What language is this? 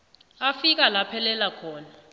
South Ndebele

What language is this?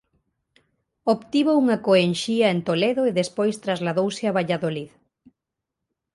Galician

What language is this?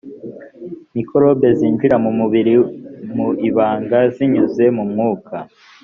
Kinyarwanda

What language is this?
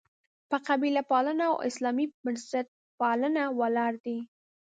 Pashto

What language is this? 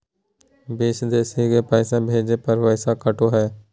Magahi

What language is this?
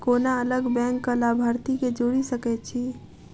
Maithili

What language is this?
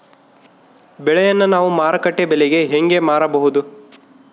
Kannada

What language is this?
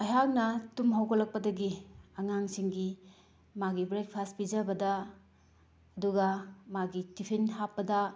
Manipuri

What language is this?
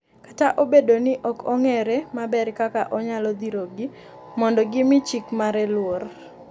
Luo (Kenya and Tanzania)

